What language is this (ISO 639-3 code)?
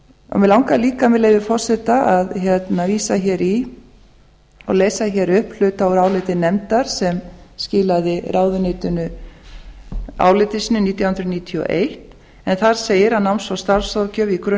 isl